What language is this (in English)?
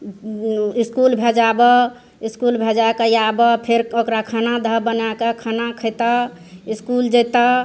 Maithili